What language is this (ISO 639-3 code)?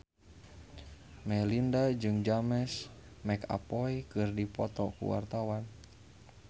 sun